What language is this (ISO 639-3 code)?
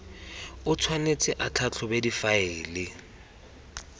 tsn